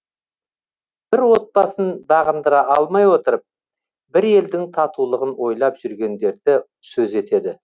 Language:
Kazakh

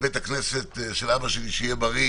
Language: Hebrew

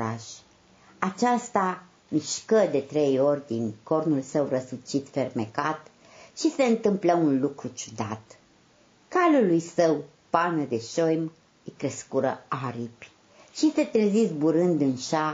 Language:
Romanian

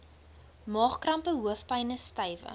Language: Afrikaans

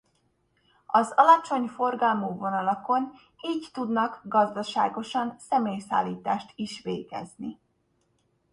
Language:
Hungarian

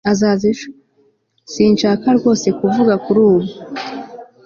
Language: Kinyarwanda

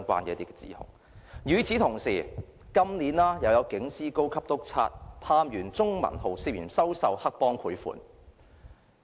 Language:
Cantonese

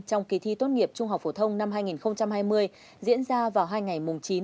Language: Vietnamese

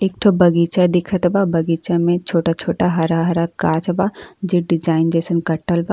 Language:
Bhojpuri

